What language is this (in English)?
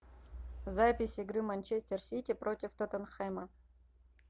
Russian